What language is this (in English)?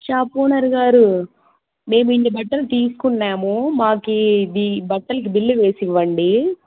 Telugu